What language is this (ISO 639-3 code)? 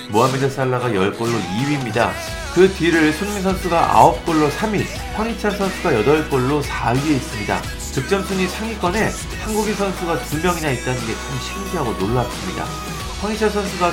kor